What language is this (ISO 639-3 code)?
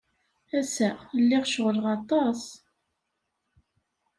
kab